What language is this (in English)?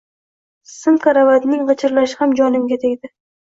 Uzbek